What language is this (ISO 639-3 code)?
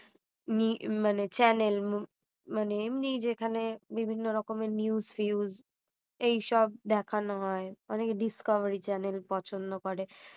ben